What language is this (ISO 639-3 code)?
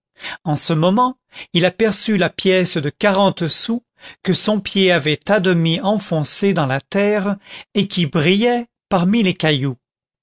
fra